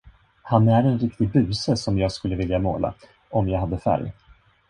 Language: Swedish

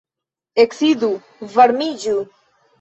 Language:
Esperanto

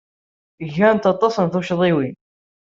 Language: Kabyle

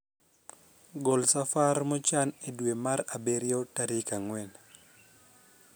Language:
Luo (Kenya and Tanzania)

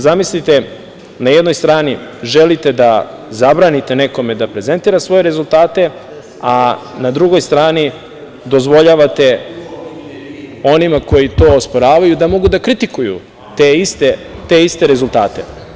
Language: Serbian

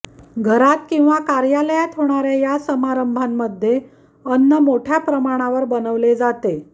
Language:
Marathi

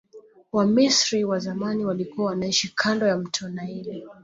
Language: Swahili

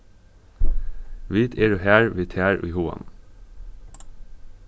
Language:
Faroese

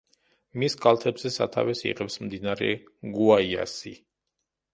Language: Georgian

